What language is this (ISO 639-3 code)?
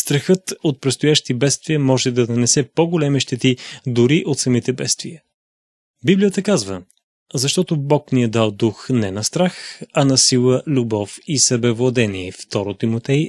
bul